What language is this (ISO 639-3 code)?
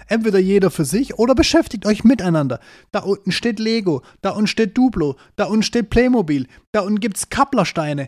deu